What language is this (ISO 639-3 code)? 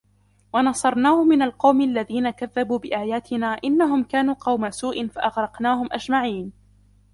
ara